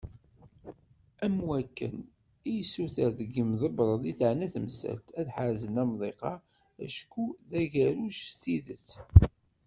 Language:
Kabyle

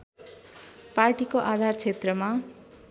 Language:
Nepali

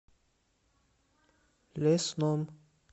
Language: Russian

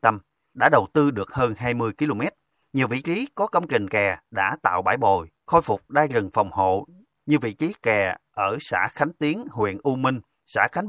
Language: Vietnamese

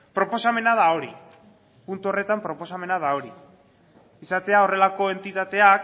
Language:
Basque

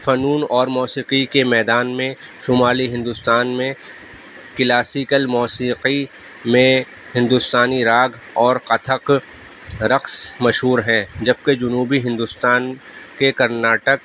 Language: Urdu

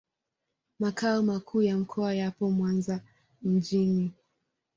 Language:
Swahili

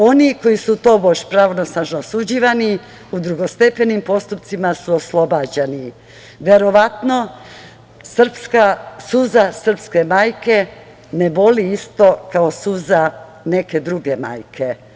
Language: Serbian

